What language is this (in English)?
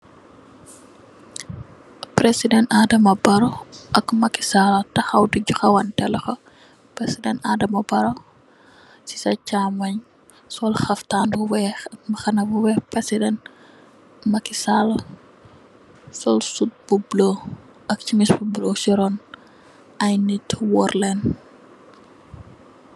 Wolof